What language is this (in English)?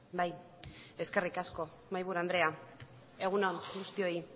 Basque